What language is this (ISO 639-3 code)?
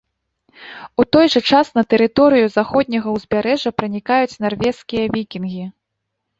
bel